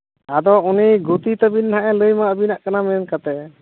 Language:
Santali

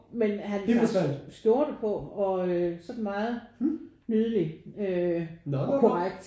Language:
Danish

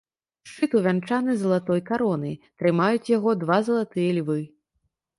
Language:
Belarusian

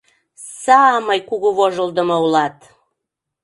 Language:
Mari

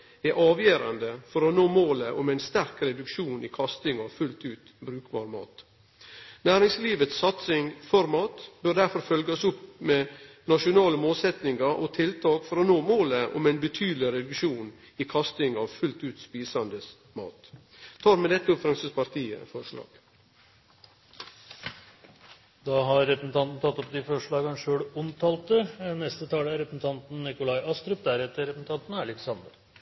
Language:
Norwegian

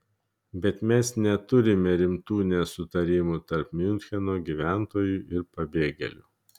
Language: Lithuanian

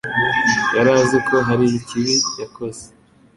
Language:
Kinyarwanda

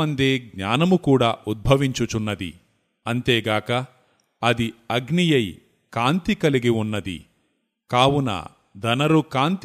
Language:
Telugu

